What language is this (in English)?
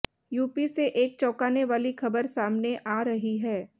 Hindi